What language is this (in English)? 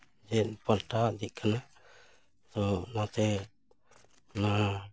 Santali